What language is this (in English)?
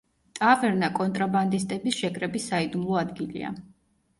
Georgian